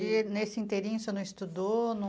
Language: Portuguese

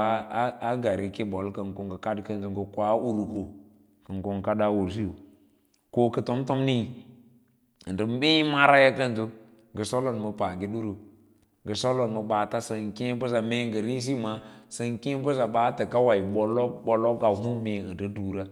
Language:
Lala-Roba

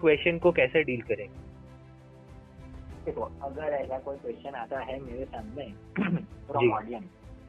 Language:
Gujarati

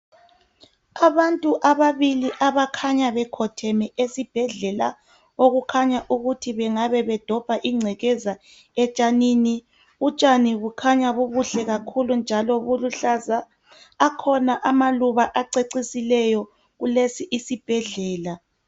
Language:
North Ndebele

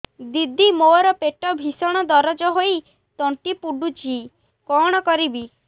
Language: Odia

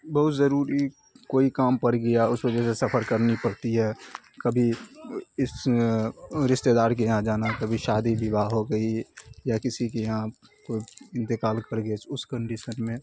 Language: Urdu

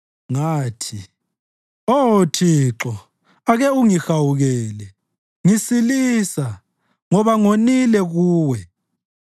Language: North Ndebele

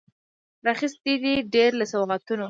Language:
Pashto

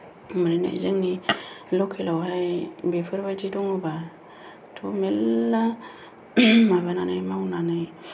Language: Bodo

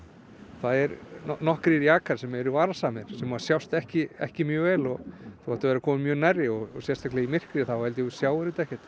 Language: Icelandic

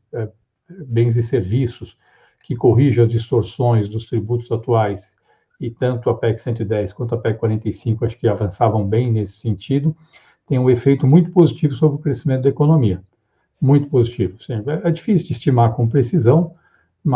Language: Portuguese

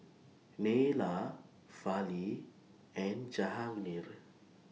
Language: English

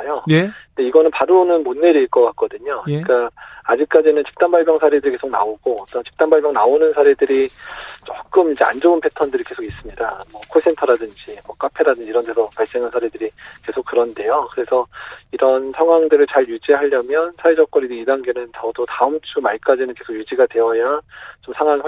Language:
Korean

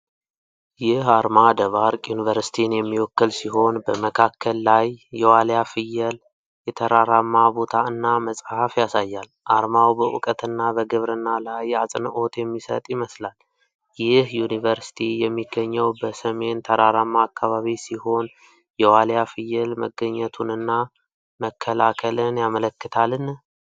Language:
Amharic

